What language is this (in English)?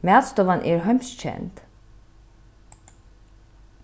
Faroese